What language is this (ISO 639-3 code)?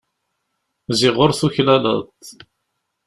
kab